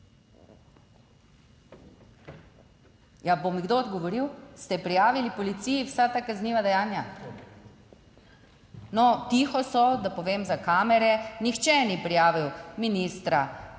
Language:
Slovenian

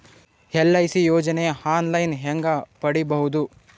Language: Kannada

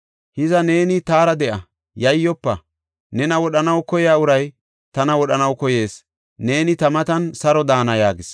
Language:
Gofa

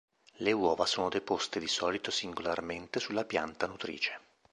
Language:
Italian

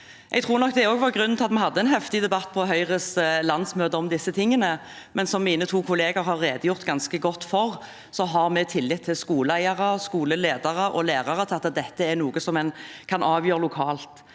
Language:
Norwegian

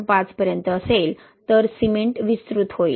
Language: Marathi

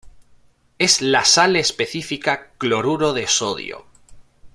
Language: Spanish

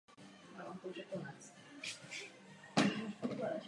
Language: Czech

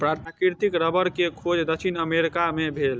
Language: Maithili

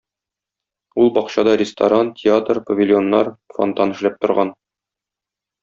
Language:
Tatar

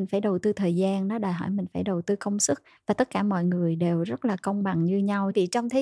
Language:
Vietnamese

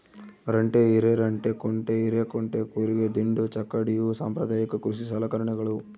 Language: Kannada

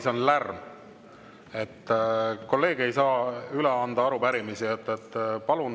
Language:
Estonian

